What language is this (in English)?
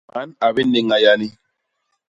Basaa